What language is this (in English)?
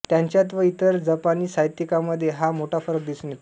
Marathi